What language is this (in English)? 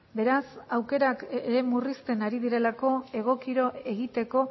Basque